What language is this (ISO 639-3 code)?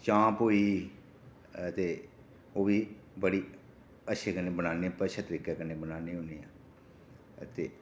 doi